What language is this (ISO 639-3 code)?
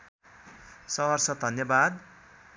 nep